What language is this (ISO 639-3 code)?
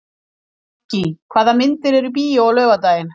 isl